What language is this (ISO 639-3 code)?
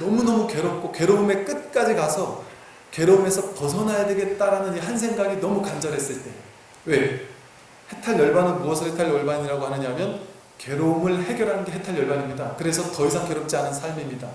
kor